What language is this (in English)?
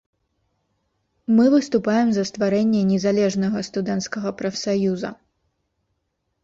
Belarusian